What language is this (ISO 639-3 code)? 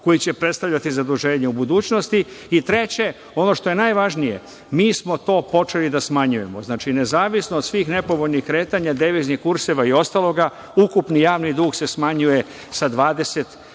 srp